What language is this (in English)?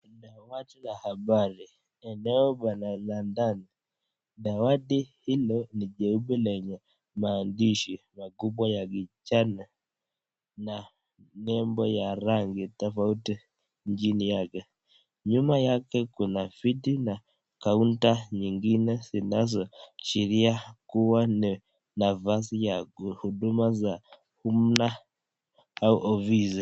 Swahili